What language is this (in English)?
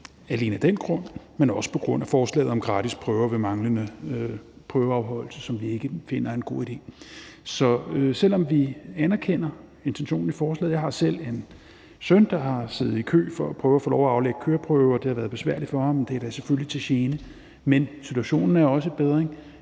Danish